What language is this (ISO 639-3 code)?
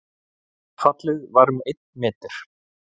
isl